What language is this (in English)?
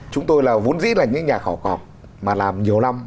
Vietnamese